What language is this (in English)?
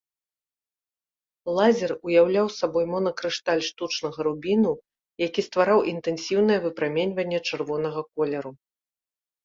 Belarusian